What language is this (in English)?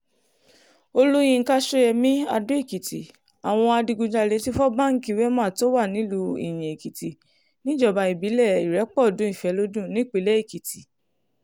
Yoruba